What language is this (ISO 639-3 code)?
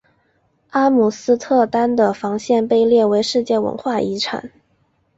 zho